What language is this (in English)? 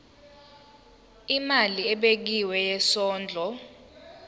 Zulu